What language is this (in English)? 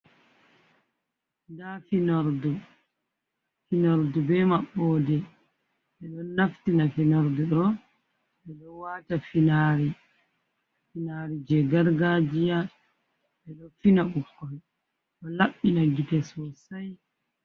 Fula